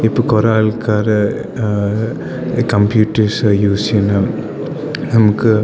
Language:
Malayalam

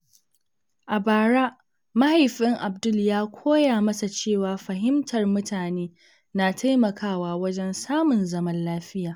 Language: Hausa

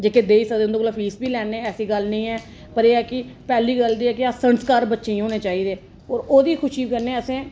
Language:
Dogri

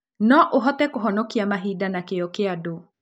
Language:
Kikuyu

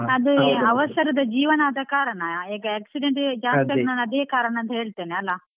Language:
Kannada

